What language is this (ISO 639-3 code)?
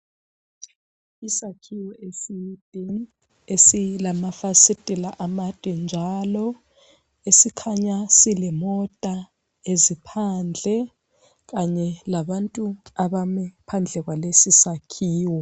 nde